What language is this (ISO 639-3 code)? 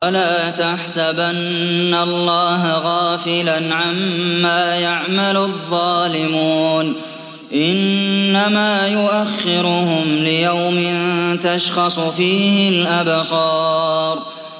ara